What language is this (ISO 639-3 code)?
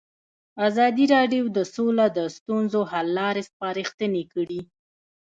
pus